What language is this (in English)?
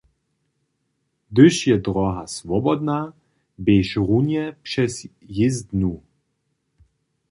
Upper Sorbian